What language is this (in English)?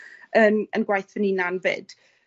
Welsh